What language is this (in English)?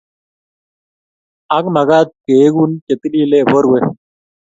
Kalenjin